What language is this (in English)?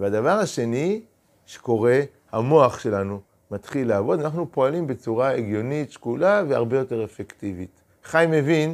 Hebrew